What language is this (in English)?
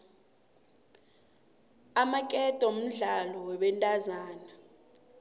South Ndebele